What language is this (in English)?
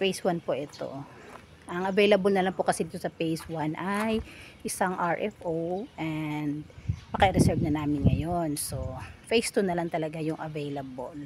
Filipino